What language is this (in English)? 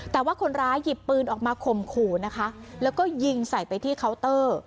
Thai